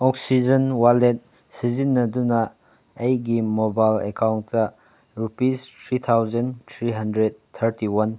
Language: Manipuri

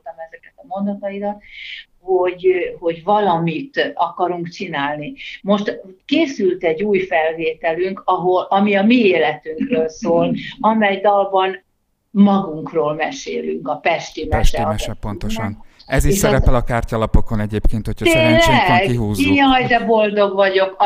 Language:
Hungarian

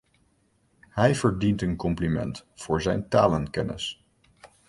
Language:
Dutch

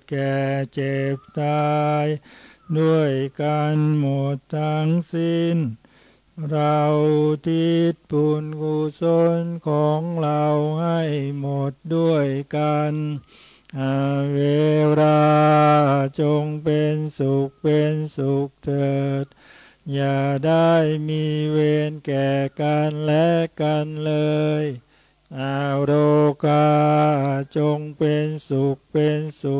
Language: Thai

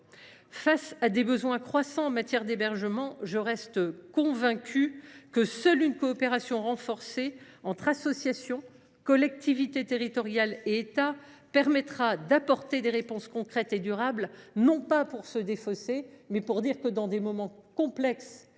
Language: French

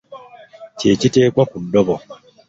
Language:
Ganda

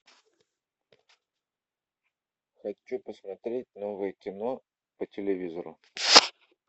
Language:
Russian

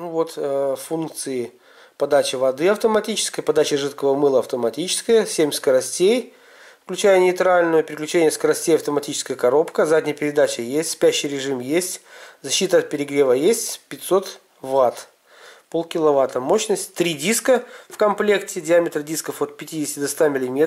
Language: Russian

